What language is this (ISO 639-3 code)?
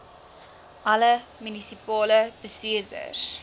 afr